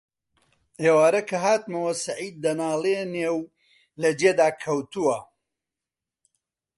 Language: Central Kurdish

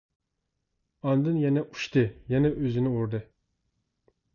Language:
Uyghur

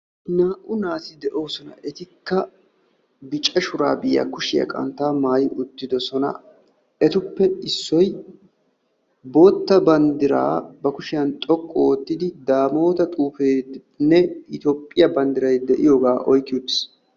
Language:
Wolaytta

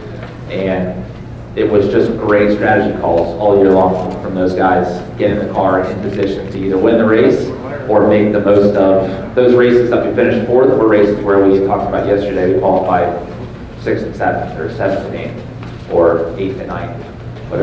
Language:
English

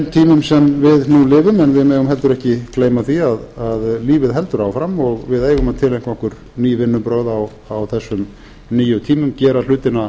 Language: Icelandic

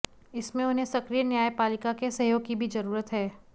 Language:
Hindi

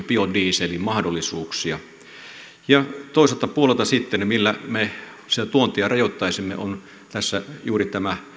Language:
Finnish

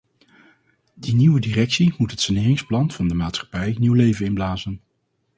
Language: Dutch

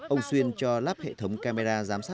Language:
Vietnamese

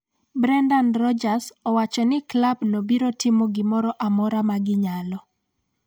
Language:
Luo (Kenya and Tanzania)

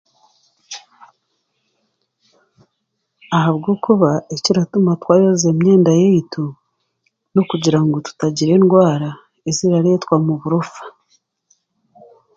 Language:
Chiga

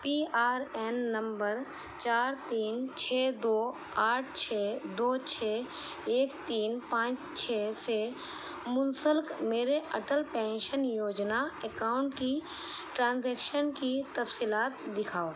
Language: Urdu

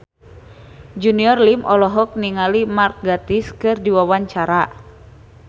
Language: Sundanese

